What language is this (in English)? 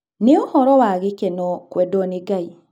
Kikuyu